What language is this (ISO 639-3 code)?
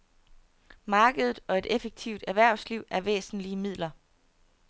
dan